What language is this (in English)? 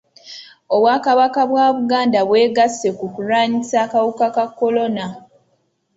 Ganda